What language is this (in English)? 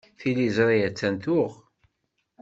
Kabyle